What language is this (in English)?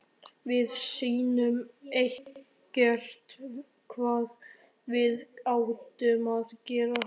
Icelandic